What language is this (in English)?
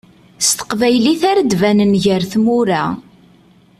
Kabyle